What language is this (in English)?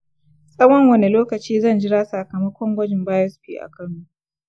Hausa